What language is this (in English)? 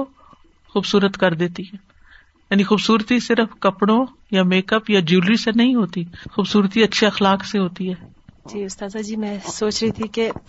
Urdu